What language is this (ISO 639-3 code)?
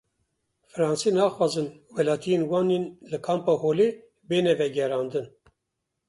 kur